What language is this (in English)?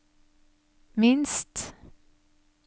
Norwegian